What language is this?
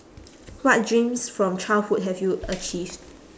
English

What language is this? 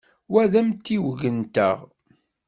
Kabyle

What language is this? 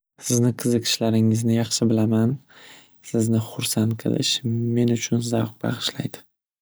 Uzbek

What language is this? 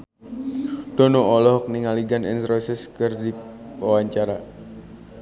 Sundanese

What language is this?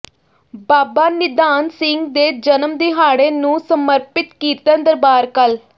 Punjabi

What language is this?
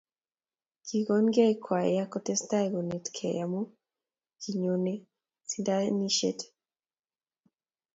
Kalenjin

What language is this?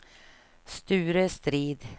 Swedish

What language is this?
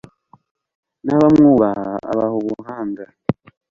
Kinyarwanda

